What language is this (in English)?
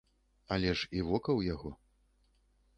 Belarusian